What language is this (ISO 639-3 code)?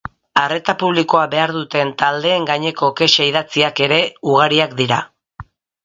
eus